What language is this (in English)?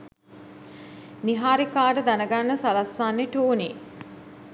Sinhala